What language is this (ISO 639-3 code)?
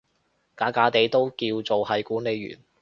yue